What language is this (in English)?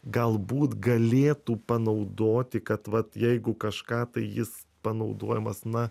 Lithuanian